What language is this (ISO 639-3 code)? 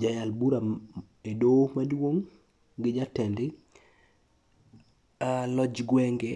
luo